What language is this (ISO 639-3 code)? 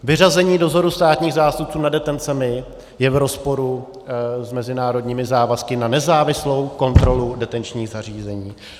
ces